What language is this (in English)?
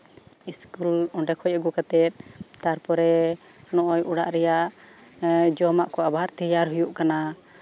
Santali